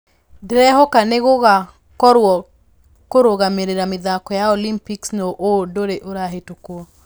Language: Kikuyu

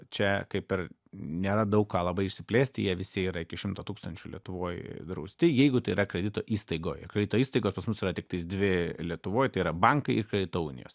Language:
Lithuanian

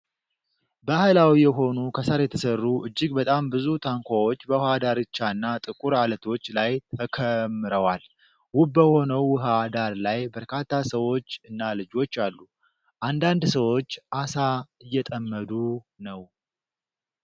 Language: Amharic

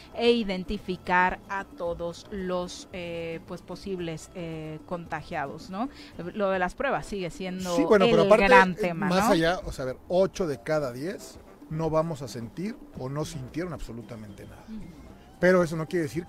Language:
Spanish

